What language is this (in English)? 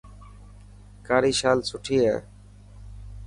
Dhatki